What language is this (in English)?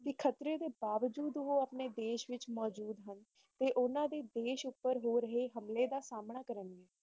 Punjabi